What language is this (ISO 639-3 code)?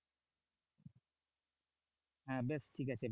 ben